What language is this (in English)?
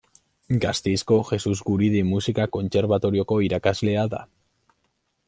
Basque